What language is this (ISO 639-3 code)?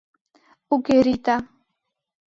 chm